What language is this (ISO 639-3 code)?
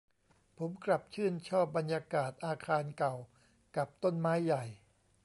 tha